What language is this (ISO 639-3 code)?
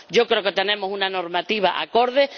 spa